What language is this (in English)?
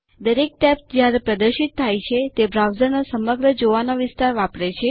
Gujarati